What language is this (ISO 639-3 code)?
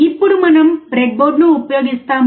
tel